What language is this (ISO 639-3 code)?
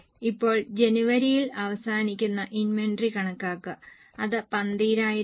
mal